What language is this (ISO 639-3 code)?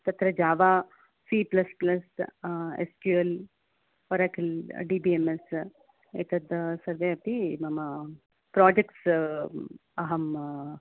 san